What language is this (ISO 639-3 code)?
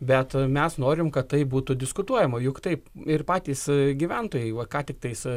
lit